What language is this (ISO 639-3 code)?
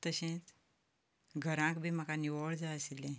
kok